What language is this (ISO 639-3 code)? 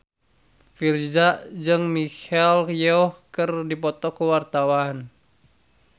sun